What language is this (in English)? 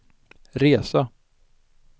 Swedish